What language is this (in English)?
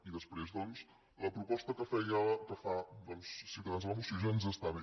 Catalan